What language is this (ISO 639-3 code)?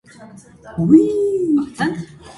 hye